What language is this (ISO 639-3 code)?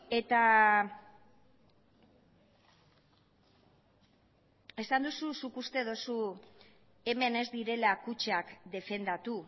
eus